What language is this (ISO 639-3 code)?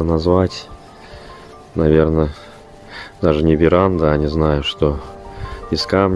rus